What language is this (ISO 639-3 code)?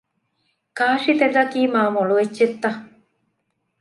div